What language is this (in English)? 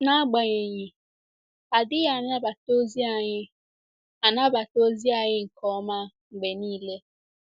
Igbo